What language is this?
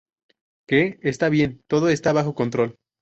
Spanish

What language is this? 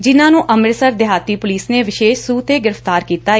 Punjabi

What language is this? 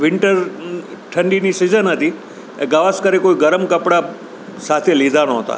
Gujarati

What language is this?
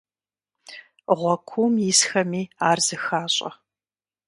Kabardian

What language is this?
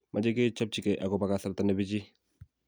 Kalenjin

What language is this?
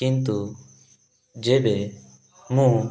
Odia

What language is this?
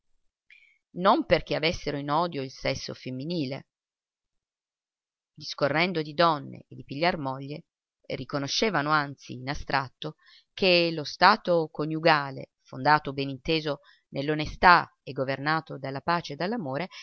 Italian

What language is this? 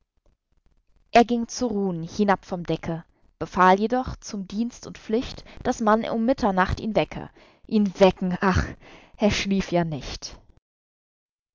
German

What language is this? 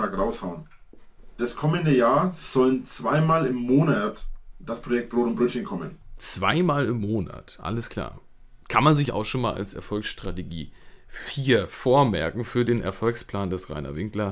German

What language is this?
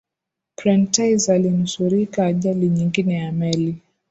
Swahili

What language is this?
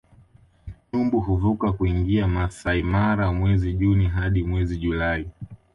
Swahili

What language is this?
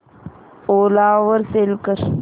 Marathi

